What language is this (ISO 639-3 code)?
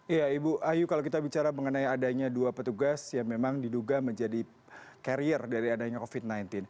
ind